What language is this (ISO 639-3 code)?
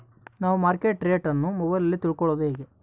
kan